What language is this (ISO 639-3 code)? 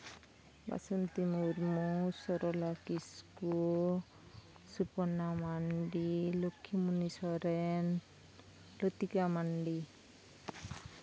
sat